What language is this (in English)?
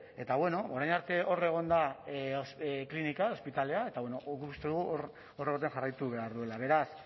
Basque